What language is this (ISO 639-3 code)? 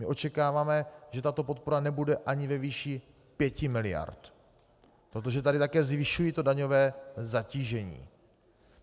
ces